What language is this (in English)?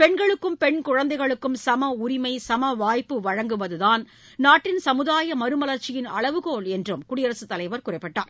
Tamil